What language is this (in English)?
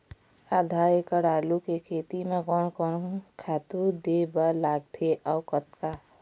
Chhattisgarhi